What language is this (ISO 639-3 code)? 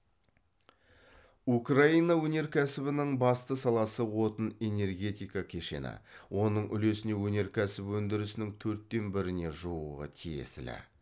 kaz